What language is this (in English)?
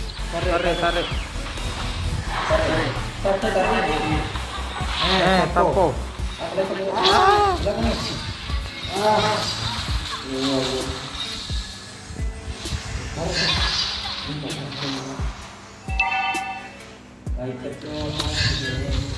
Indonesian